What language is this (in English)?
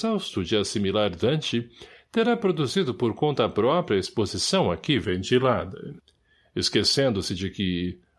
Portuguese